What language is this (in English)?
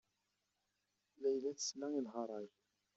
Kabyle